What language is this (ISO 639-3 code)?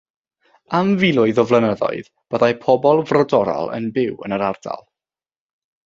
cym